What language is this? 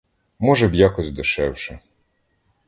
Ukrainian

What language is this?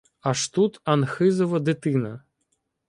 Ukrainian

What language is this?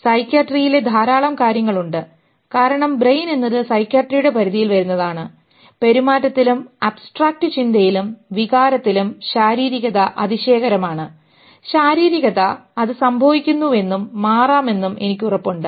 Malayalam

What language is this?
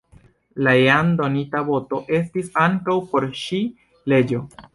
Esperanto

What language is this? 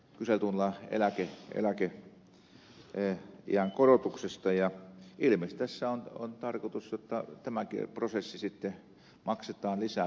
Finnish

